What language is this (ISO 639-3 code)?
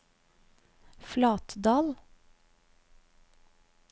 nor